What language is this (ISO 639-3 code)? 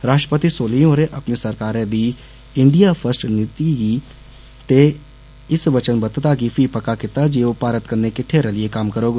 doi